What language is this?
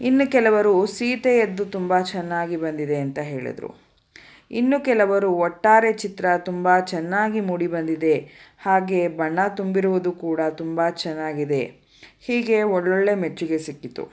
Kannada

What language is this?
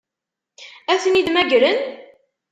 Kabyle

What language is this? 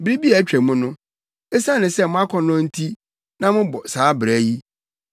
Akan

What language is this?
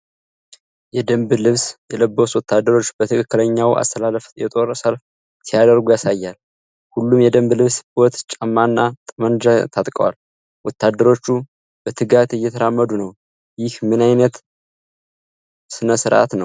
Amharic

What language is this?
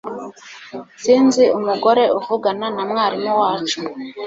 Kinyarwanda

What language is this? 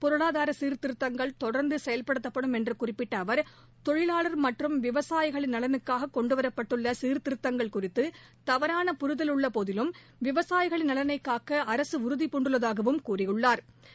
Tamil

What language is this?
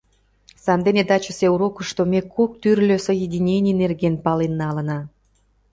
Mari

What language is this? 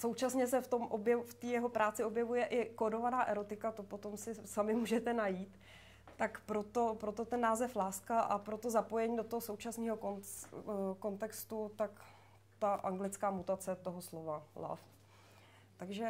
Czech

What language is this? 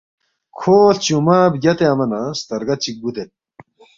Balti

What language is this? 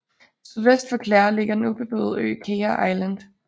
Danish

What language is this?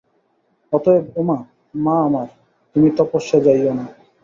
Bangla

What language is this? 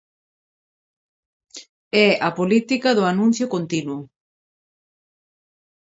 Galician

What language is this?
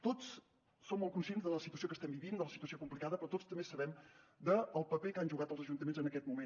Catalan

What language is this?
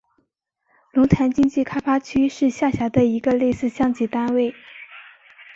Chinese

